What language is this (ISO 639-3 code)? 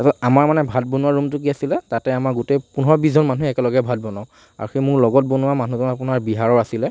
asm